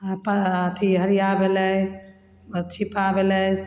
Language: Maithili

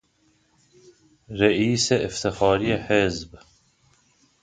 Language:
Persian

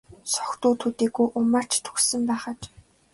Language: Mongolian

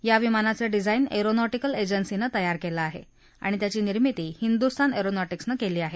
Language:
Marathi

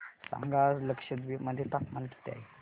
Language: Marathi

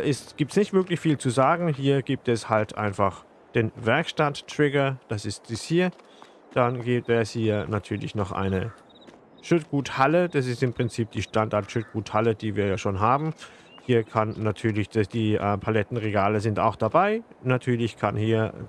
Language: German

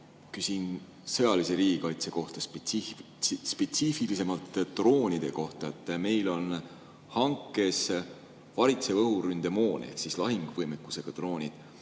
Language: Estonian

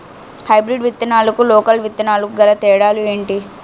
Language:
Telugu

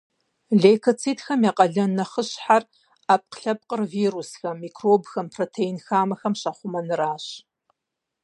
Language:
Kabardian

